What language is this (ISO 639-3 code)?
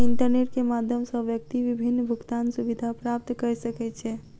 mai